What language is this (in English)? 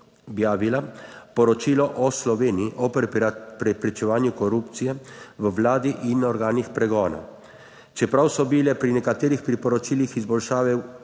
Slovenian